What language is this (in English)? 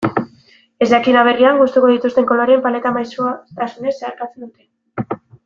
Basque